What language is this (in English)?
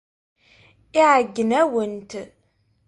Kabyle